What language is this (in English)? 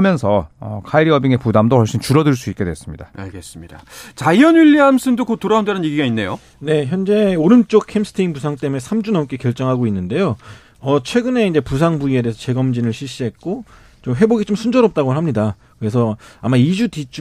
Korean